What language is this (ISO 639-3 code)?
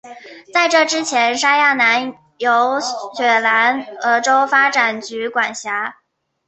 zho